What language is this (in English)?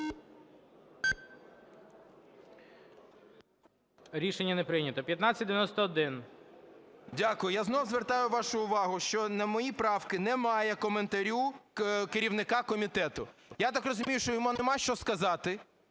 Ukrainian